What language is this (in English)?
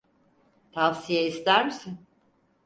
Turkish